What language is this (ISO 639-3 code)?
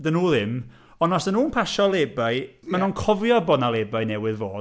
cym